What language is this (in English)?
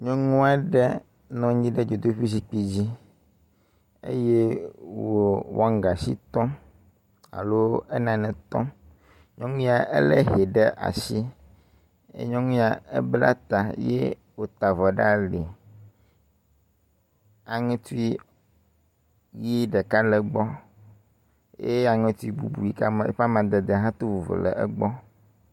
Ewe